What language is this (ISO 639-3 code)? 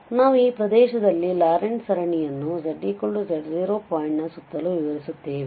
kan